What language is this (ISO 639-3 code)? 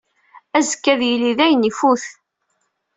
kab